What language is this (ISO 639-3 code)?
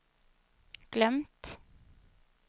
swe